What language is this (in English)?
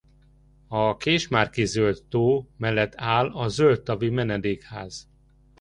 Hungarian